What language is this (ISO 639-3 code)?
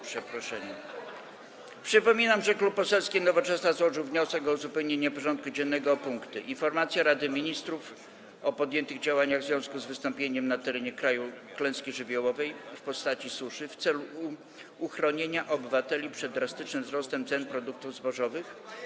pol